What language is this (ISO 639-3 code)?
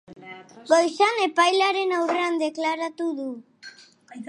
eus